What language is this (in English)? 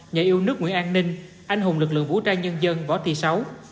Vietnamese